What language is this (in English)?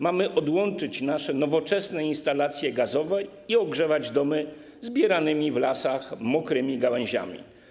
Polish